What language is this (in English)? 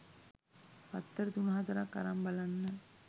Sinhala